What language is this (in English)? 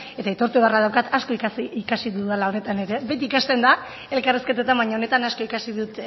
Basque